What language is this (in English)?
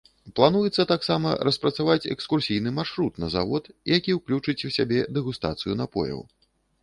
Belarusian